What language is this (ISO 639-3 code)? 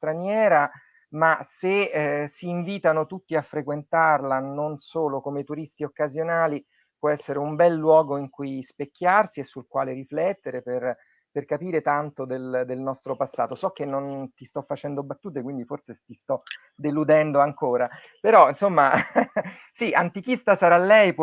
ita